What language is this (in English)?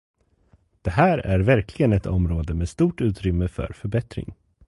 Swedish